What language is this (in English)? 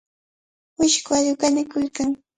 Cajatambo North Lima Quechua